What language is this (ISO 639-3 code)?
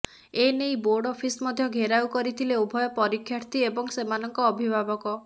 ori